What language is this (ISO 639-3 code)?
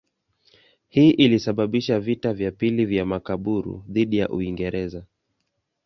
swa